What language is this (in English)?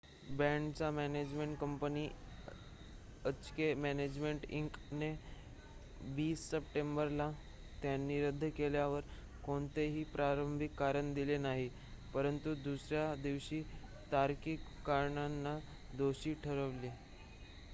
Marathi